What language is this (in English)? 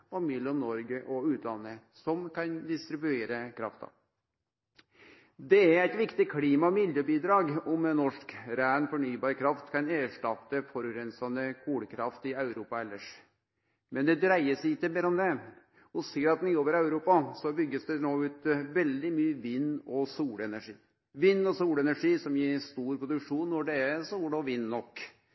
Norwegian Nynorsk